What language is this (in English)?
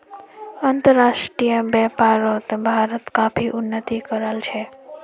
Magahi